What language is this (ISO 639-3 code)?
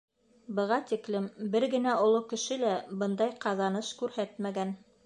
bak